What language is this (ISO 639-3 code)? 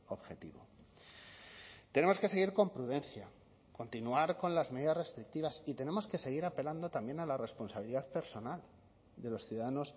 spa